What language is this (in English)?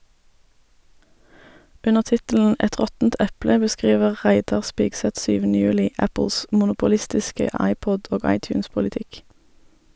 Norwegian